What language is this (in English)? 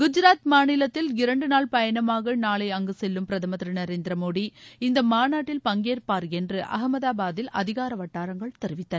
Tamil